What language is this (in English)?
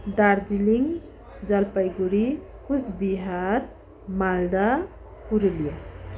Nepali